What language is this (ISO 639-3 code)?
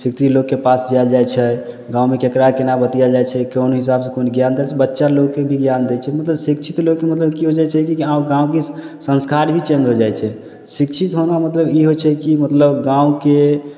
mai